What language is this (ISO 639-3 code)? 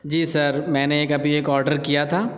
urd